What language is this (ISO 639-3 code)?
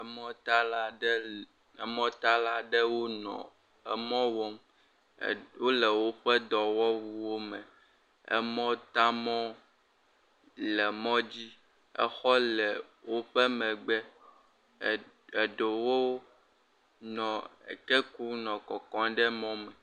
ewe